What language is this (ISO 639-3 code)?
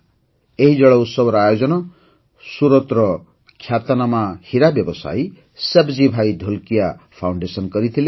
ori